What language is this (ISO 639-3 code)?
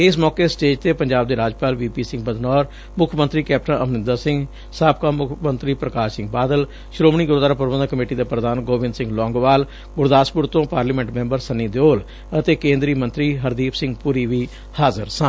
pan